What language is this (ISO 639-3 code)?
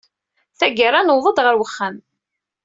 kab